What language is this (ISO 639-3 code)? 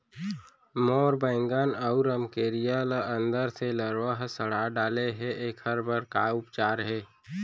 hne